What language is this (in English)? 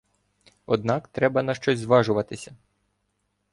Ukrainian